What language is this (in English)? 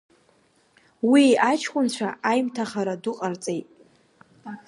Abkhazian